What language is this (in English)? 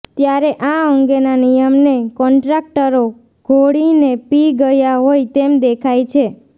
Gujarati